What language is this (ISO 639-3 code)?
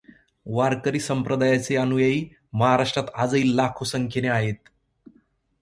mar